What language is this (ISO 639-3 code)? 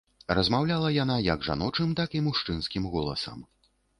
bel